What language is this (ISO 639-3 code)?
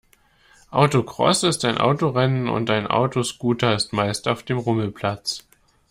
deu